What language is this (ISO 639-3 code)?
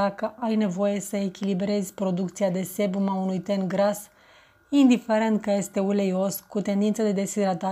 ron